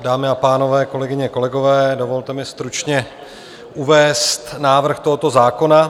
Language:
Czech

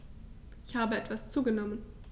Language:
German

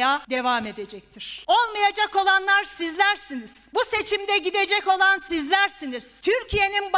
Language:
Turkish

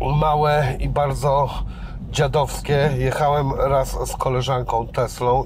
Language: Polish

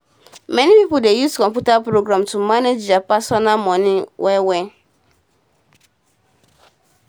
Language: Nigerian Pidgin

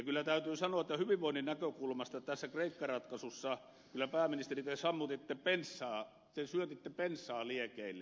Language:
Finnish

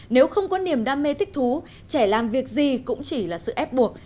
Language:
Vietnamese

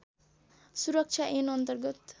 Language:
Nepali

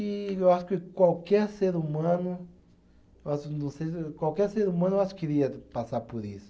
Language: Portuguese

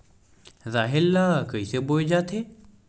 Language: Chhattisgarhi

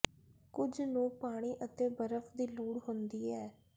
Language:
Punjabi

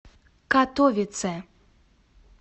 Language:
Russian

